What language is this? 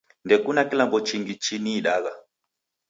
Taita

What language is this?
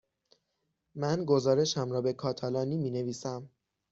Persian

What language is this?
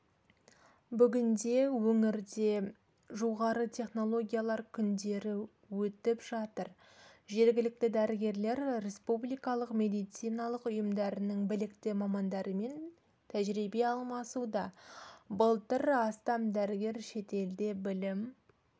Kazakh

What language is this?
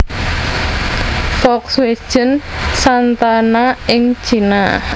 Javanese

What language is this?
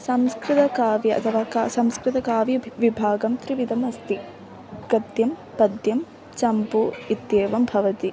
Sanskrit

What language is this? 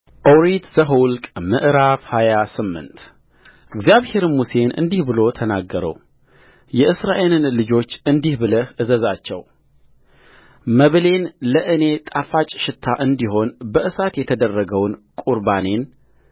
Amharic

